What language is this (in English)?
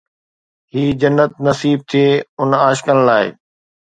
Sindhi